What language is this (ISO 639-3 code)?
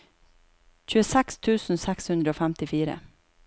nor